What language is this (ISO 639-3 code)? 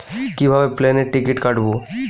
ben